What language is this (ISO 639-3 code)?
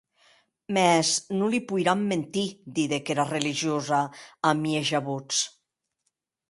oci